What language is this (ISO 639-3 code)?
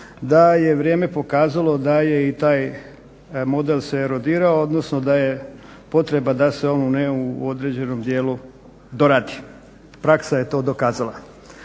hrv